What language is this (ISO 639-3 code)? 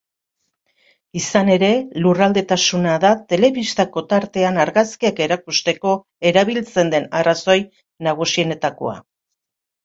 eus